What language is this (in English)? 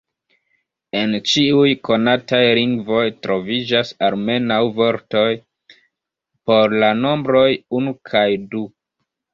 Esperanto